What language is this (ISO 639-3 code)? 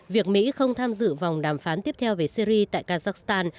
vie